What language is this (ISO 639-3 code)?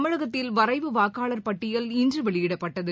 tam